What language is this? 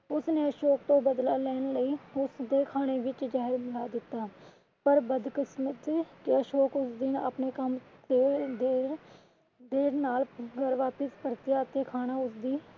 Punjabi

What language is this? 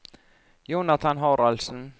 Norwegian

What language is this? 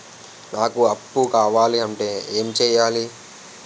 Telugu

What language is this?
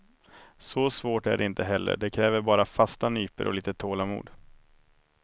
Swedish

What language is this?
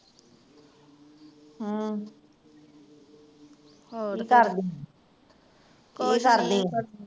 Punjabi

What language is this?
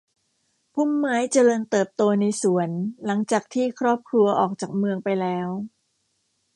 Thai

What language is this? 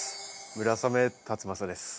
Japanese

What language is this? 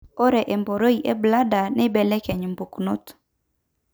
Masai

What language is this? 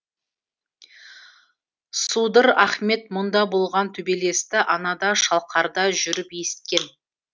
Kazakh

